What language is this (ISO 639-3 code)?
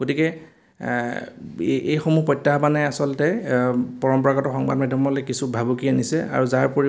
asm